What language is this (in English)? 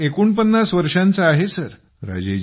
Marathi